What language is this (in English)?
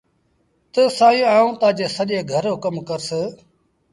Sindhi Bhil